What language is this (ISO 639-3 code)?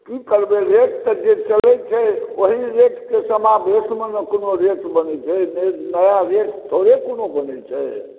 mai